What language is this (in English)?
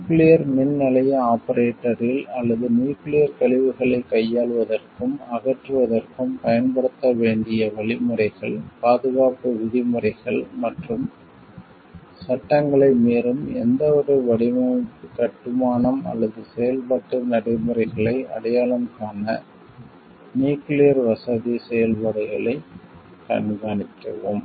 Tamil